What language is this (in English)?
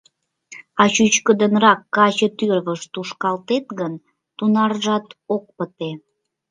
Mari